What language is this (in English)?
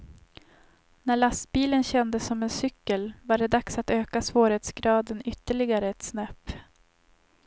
Swedish